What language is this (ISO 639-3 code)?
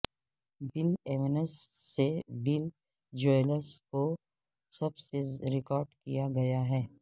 urd